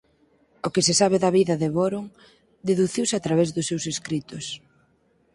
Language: Galician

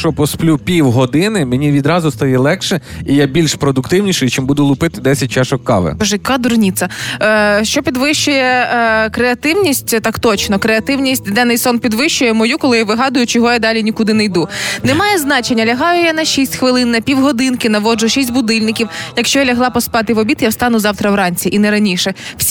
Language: Ukrainian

